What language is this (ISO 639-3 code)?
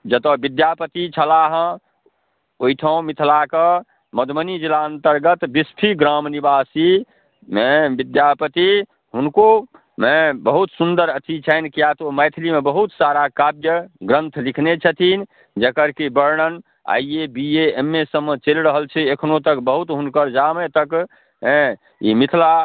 mai